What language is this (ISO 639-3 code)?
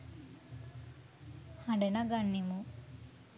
sin